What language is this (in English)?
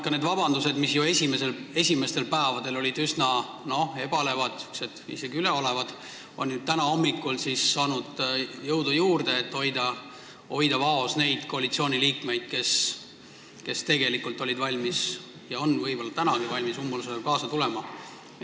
Estonian